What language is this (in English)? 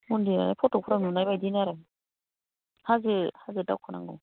Bodo